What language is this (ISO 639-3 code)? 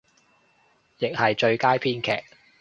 yue